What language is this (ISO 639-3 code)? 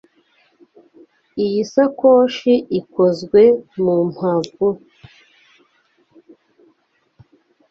kin